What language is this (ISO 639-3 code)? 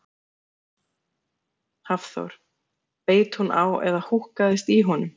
isl